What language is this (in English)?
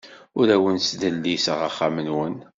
Kabyle